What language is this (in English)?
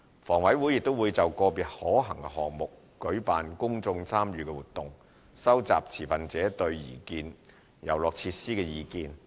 Cantonese